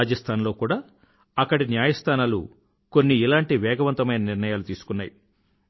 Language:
Telugu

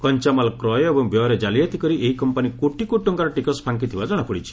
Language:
Odia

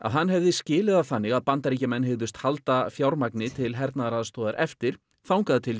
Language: Icelandic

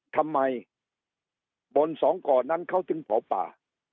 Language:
Thai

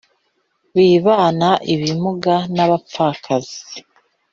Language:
Kinyarwanda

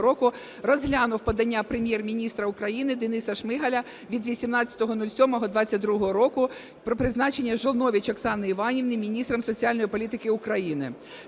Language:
Ukrainian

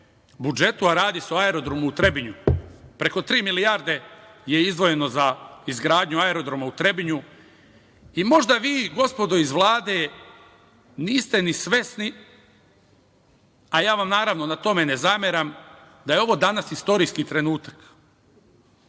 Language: Serbian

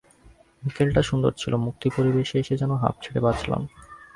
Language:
Bangla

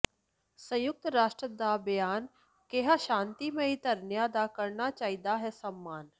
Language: Punjabi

